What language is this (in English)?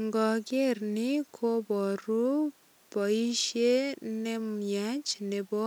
Kalenjin